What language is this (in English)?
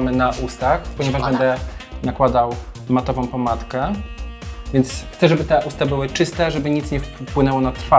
Polish